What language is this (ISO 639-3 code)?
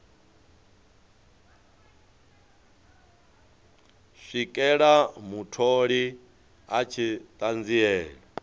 ven